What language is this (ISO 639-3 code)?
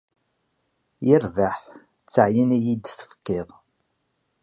kab